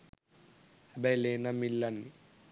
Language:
Sinhala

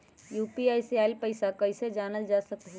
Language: Magahi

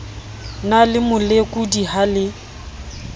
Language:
Southern Sotho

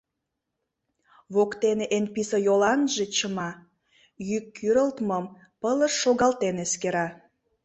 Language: Mari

